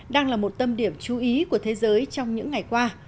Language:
Vietnamese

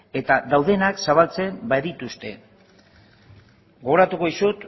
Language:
Basque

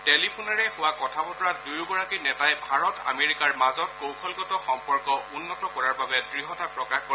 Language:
Assamese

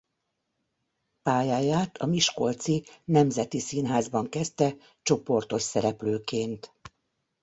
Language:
Hungarian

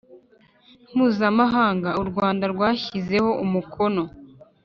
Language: Kinyarwanda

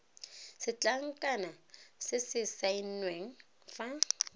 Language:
Tswana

